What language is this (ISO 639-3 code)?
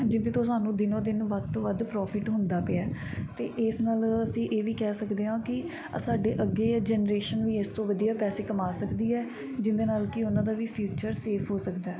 pan